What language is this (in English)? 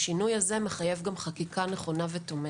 Hebrew